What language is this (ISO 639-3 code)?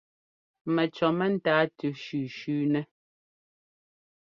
jgo